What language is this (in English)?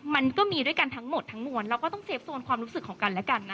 Thai